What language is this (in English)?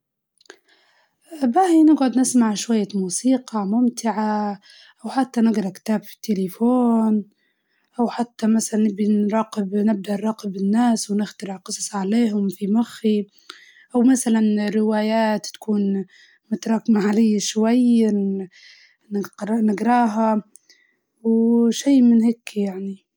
Libyan Arabic